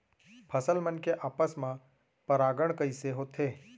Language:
Chhattisgarhi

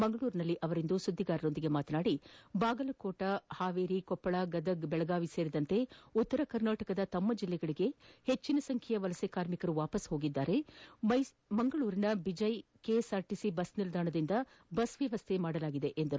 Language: Kannada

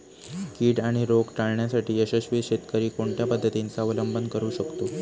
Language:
Marathi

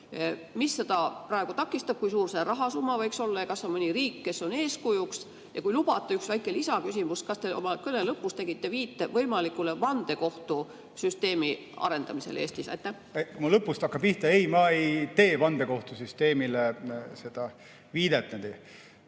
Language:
Estonian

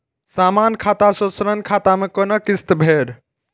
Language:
Maithili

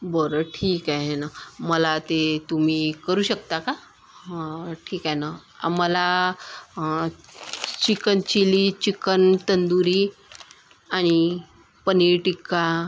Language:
Marathi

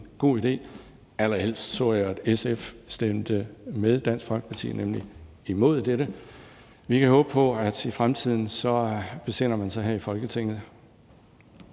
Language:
Danish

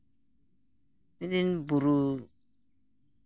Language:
Santali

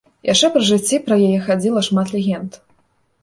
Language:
Belarusian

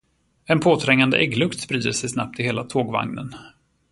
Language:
Swedish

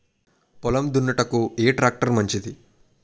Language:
Telugu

